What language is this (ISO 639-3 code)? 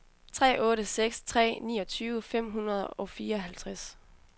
dan